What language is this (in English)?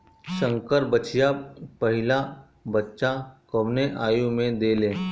Bhojpuri